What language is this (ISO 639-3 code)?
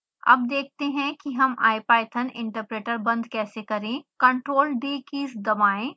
hin